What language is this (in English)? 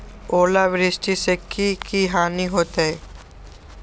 Magahi